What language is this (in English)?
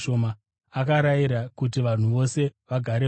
Shona